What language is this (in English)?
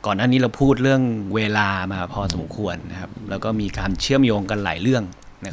Thai